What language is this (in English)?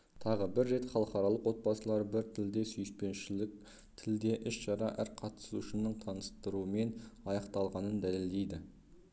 Kazakh